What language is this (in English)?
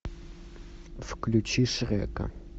Russian